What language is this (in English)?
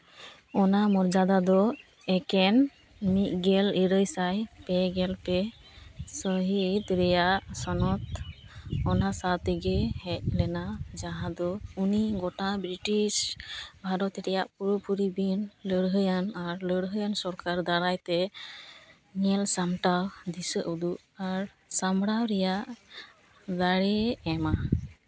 Santali